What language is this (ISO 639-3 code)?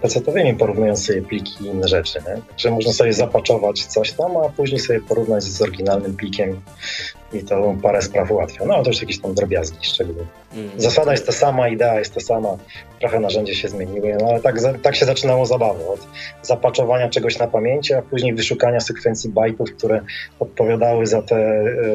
pol